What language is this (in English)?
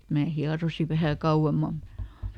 Finnish